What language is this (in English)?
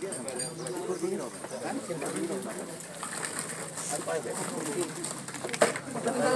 Indonesian